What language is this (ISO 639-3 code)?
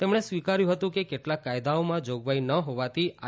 guj